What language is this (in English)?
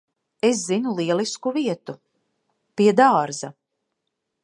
Latvian